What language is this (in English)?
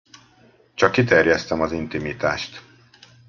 Hungarian